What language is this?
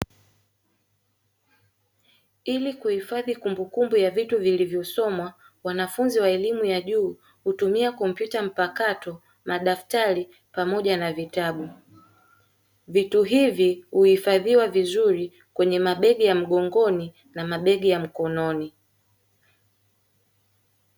Swahili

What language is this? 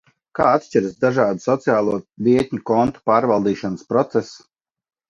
Latvian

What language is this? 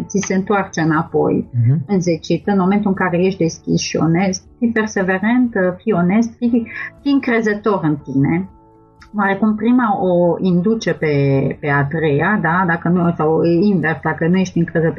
Romanian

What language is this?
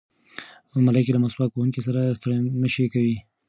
Pashto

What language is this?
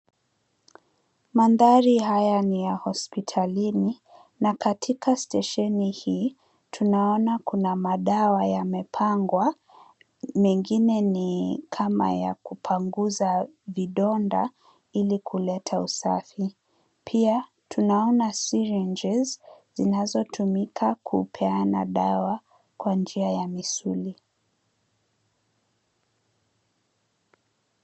Swahili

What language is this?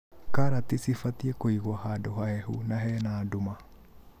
Kikuyu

